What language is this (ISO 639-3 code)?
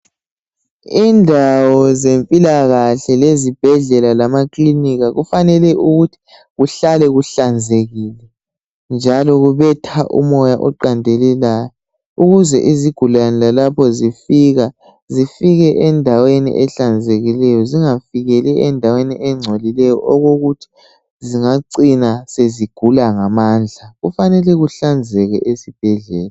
nde